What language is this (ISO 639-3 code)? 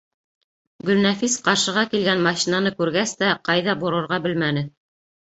bak